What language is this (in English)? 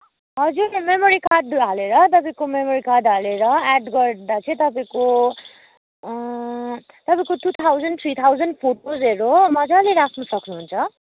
Nepali